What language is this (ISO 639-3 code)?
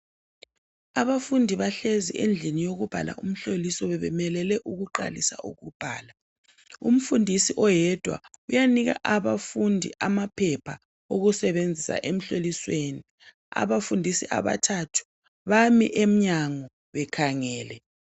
nde